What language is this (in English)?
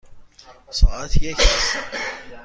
Persian